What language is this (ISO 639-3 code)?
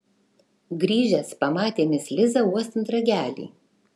lit